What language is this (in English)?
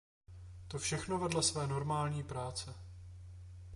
Czech